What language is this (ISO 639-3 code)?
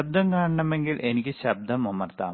mal